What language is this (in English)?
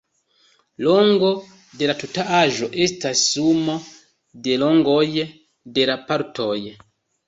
Esperanto